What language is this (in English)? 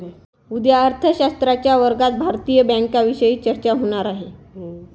Marathi